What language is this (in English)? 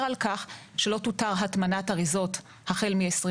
Hebrew